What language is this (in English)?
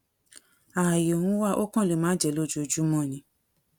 Yoruba